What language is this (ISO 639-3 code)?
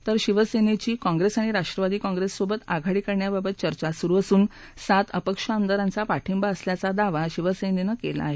mar